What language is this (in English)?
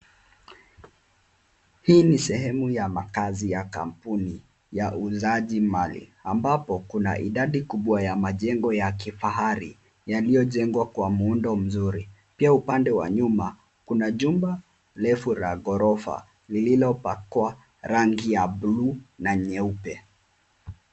Swahili